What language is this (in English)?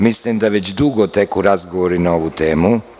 Serbian